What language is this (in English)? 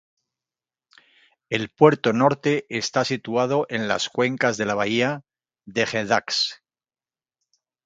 Spanish